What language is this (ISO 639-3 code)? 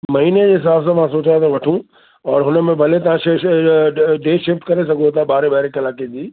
snd